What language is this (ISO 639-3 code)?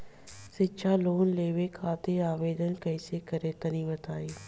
bho